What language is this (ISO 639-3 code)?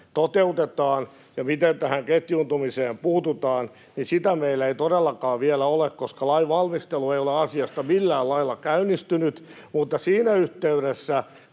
fin